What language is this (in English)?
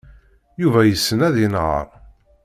Kabyle